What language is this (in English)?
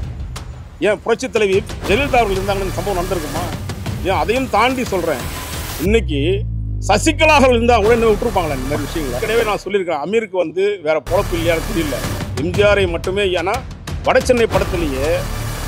Tamil